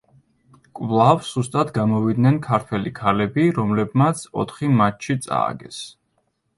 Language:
Georgian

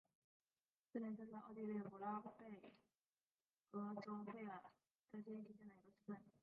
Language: Chinese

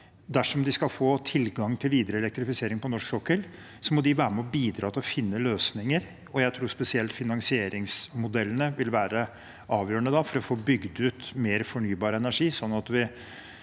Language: Norwegian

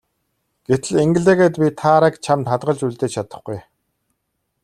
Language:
Mongolian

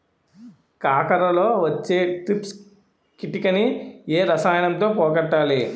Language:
Telugu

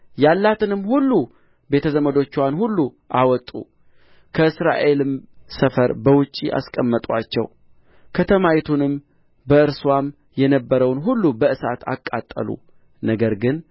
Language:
Amharic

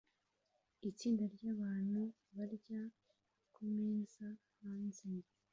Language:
Kinyarwanda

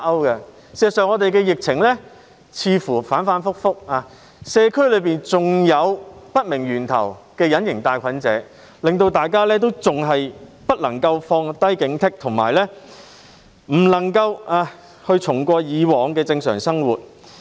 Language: Cantonese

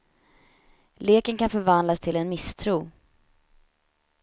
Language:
Swedish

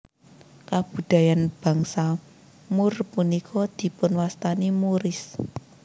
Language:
Javanese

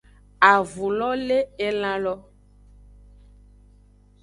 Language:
Aja (Benin)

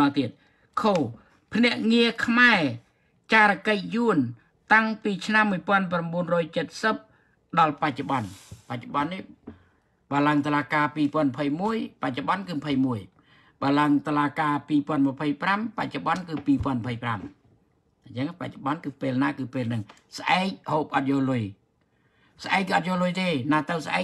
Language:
Thai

